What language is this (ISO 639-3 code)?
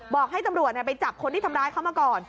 tha